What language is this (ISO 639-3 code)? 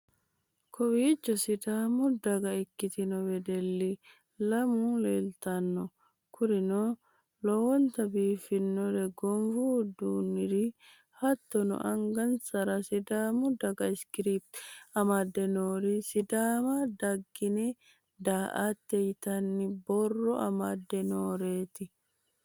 sid